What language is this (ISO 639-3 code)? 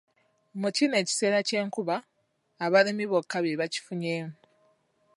lug